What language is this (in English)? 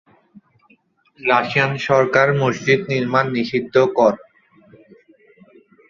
Bangla